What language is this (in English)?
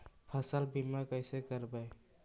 Magahi